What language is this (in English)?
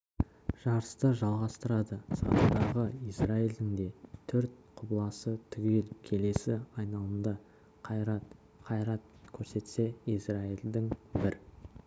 Kazakh